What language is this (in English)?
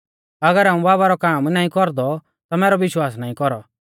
Mahasu Pahari